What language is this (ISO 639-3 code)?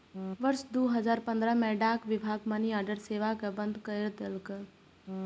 mai